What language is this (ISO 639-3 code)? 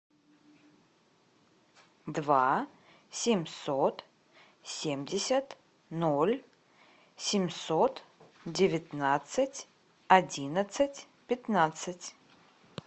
rus